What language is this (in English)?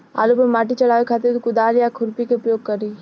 Bhojpuri